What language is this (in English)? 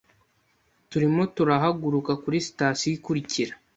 Kinyarwanda